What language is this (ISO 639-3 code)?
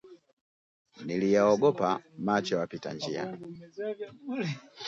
swa